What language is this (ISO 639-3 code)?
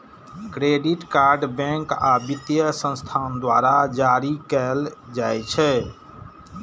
mai